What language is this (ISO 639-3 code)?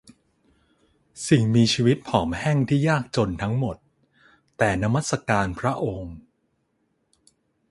tha